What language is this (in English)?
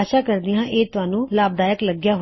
Punjabi